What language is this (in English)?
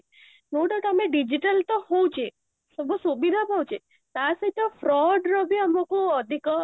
Odia